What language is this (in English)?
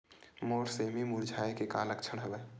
Chhattisgarhi